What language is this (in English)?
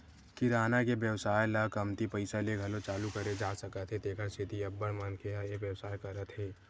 Chhattisgarhi